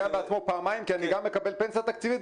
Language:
Hebrew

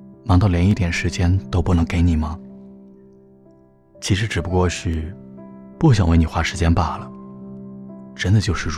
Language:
Chinese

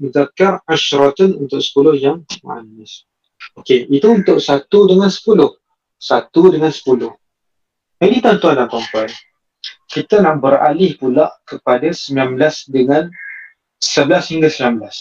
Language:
Malay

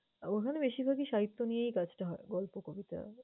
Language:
Bangla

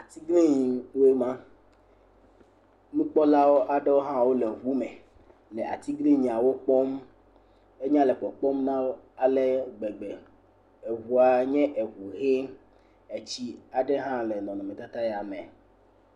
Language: Ewe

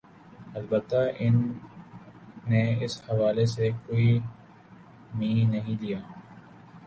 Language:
Urdu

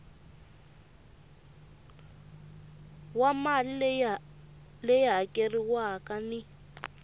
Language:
Tsonga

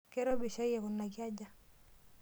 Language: Masai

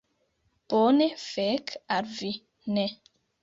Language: Esperanto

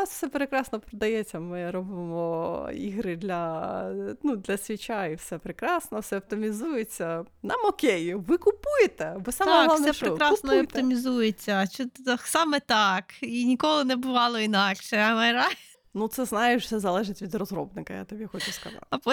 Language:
Ukrainian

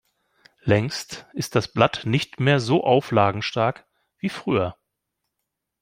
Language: German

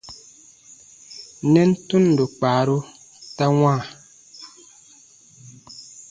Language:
Baatonum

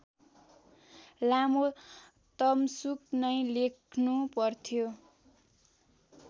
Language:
Nepali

